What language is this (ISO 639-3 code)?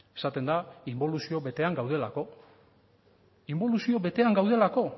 eus